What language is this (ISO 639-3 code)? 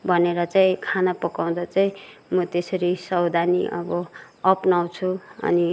nep